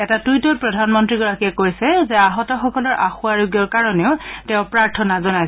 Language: Assamese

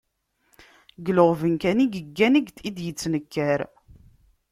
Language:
Kabyle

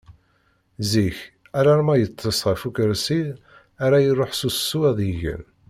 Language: Kabyle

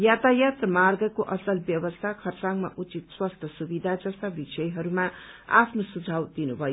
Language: Nepali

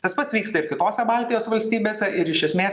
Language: Lithuanian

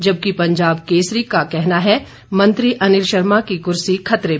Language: Hindi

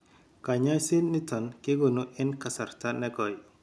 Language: Kalenjin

